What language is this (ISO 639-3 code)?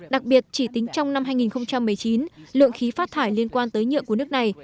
vie